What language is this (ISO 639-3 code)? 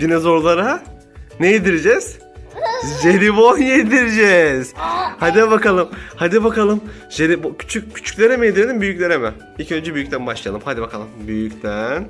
tur